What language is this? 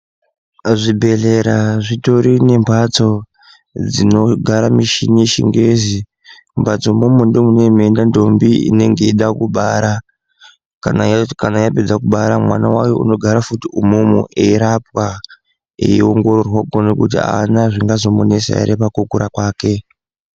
Ndau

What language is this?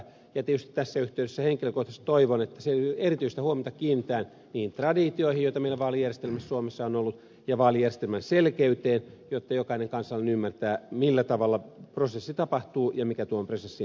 Finnish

